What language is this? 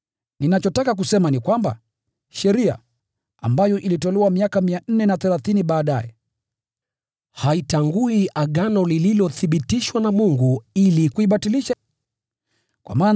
Swahili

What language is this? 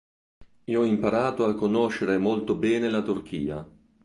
Italian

